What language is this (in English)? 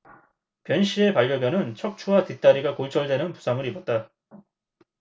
Korean